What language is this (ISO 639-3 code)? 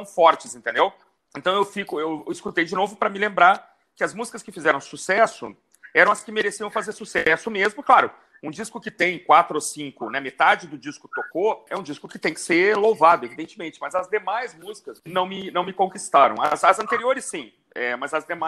por